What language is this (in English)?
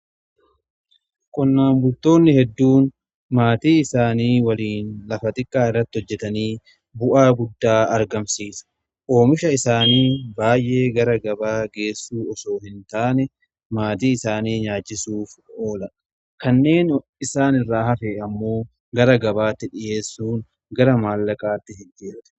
Oromo